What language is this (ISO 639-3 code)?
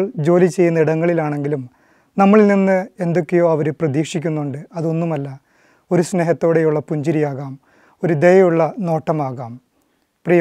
mal